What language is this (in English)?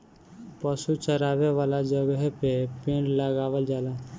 Bhojpuri